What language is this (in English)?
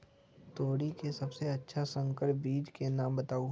Magahi